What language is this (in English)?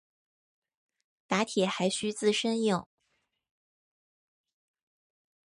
Chinese